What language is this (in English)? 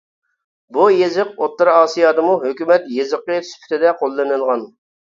Uyghur